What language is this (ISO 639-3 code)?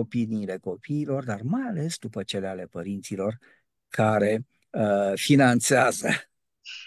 ron